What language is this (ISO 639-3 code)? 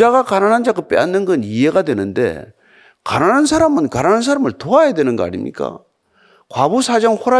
kor